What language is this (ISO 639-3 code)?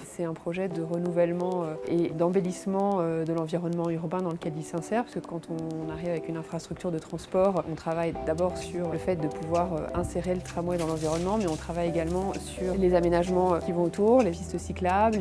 fra